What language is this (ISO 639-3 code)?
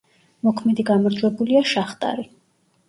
kat